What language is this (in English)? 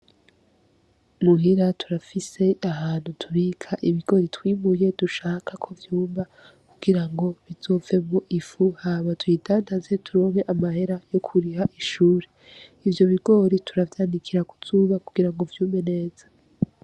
Rundi